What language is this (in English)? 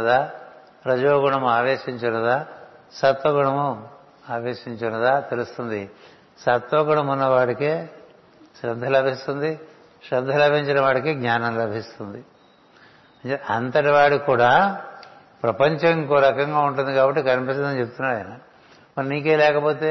Telugu